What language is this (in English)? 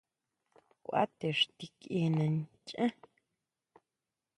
Huautla Mazatec